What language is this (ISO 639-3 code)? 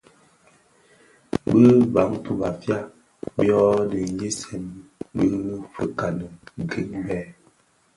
ksf